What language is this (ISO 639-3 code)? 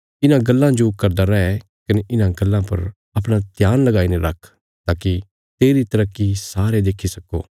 kfs